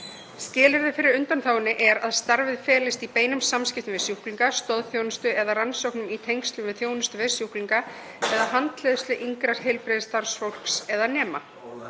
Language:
Icelandic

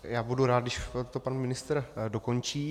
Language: Czech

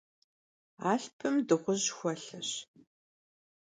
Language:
Kabardian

